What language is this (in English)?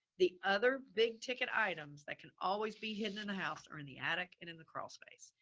English